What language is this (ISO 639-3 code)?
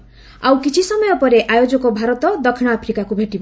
ori